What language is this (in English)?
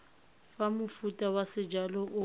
Tswana